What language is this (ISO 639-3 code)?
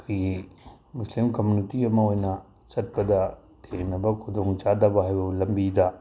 mni